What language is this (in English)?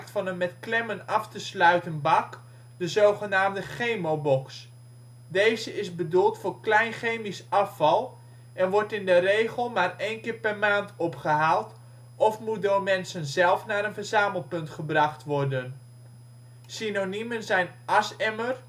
Dutch